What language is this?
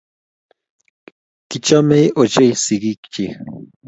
Kalenjin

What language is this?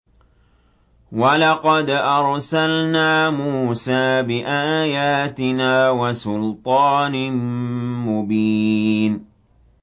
Arabic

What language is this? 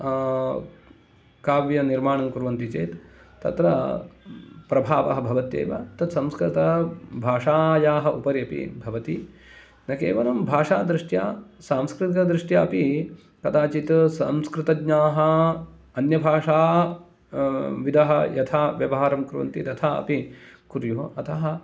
Sanskrit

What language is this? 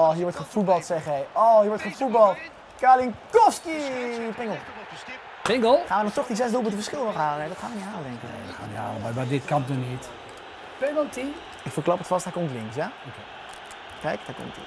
Dutch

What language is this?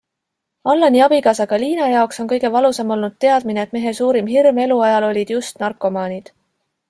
Estonian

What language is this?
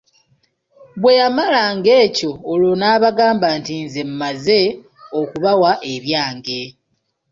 Ganda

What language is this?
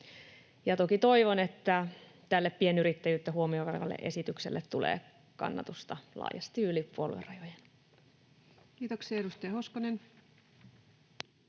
Finnish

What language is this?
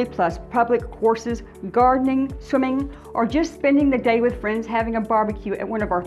English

